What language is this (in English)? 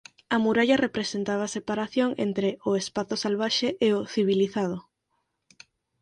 Galician